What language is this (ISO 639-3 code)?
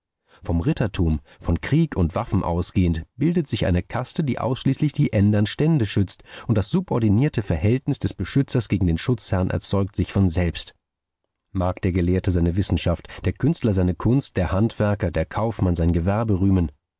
deu